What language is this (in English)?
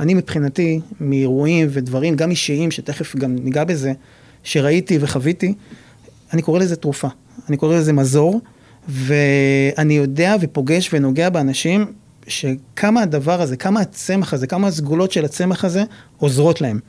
Hebrew